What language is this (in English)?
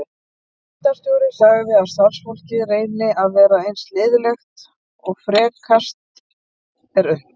Icelandic